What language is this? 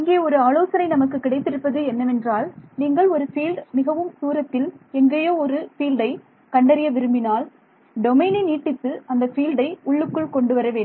Tamil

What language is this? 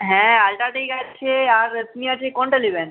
Bangla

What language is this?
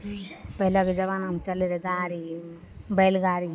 Maithili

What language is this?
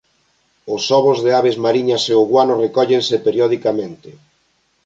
Galician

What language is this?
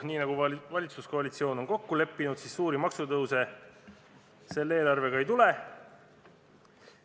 Estonian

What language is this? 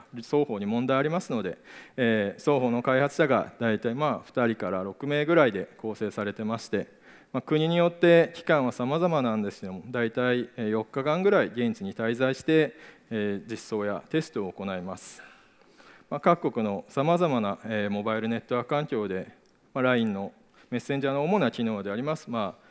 Japanese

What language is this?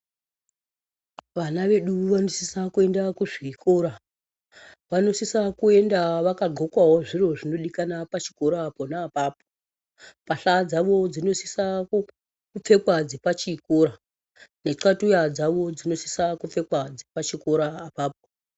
Ndau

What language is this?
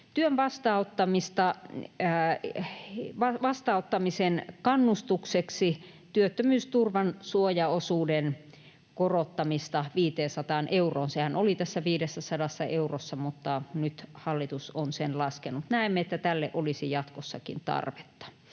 Finnish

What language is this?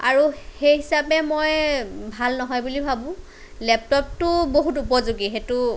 Assamese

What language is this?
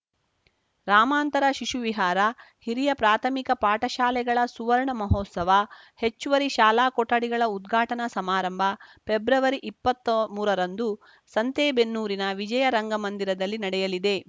Kannada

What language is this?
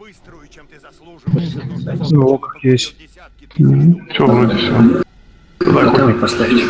Russian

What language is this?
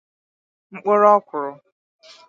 Igbo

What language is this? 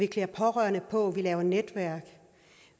Danish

